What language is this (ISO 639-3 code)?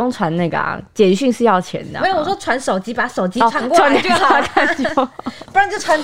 zho